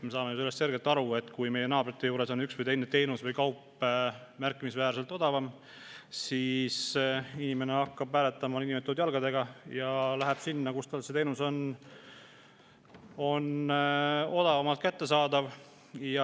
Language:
Estonian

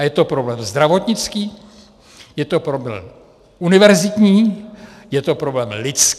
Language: Czech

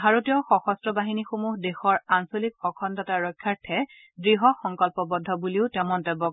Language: Assamese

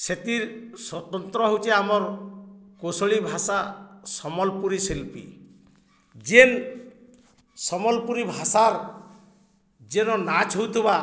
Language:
Odia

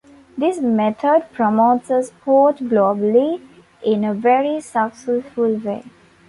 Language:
English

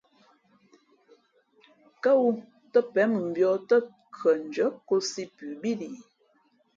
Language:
Fe'fe'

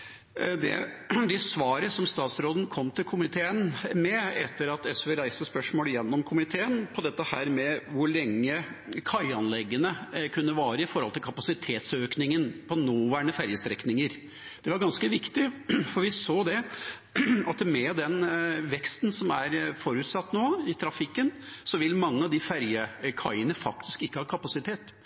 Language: Norwegian Nynorsk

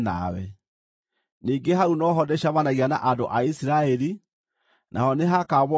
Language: Kikuyu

